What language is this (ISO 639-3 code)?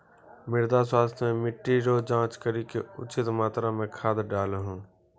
mai